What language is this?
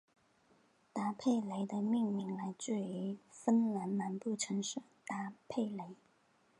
Chinese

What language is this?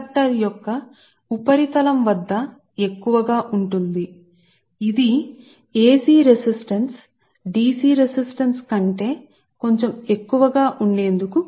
Telugu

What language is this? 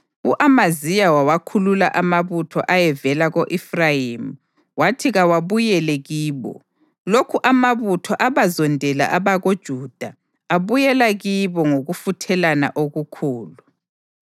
North Ndebele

